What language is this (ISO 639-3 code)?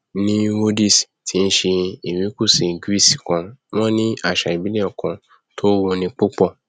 yor